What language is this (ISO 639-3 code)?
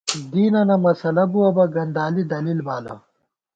gwt